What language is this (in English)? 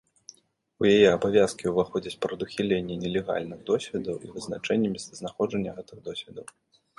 Belarusian